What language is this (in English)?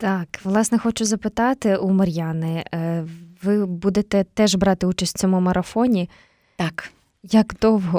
Ukrainian